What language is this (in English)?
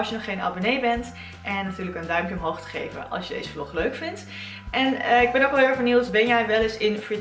Dutch